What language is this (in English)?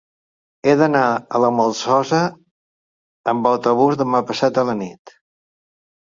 Catalan